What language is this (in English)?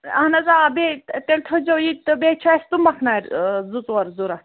Kashmiri